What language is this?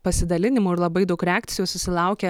Lithuanian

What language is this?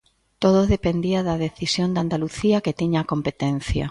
Galician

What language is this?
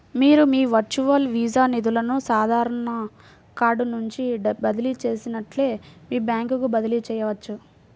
Telugu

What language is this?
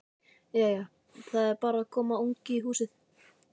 Icelandic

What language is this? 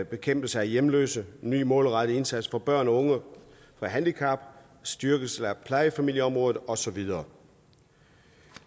Danish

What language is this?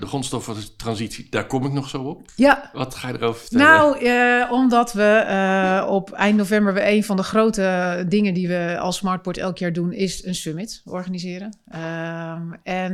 Dutch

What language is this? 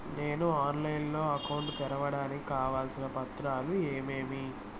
Telugu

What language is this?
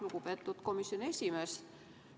Estonian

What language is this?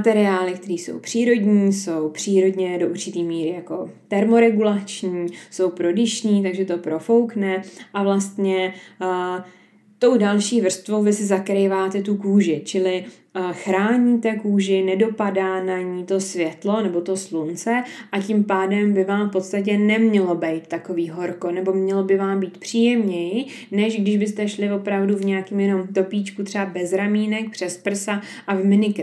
Czech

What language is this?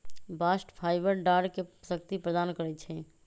Magahi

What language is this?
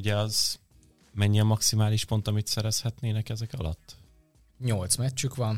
Hungarian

